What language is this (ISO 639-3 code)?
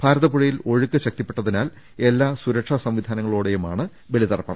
mal